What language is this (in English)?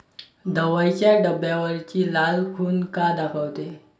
Marathi